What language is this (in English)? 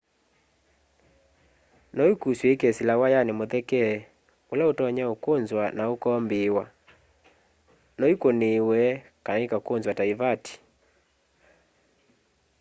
Kamba